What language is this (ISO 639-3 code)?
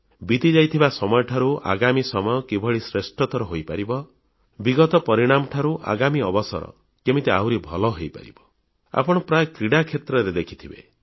ori